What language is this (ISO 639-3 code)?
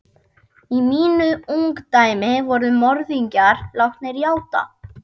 isl